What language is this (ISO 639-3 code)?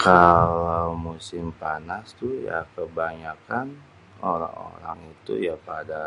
bew